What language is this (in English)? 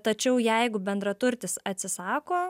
Lithuanian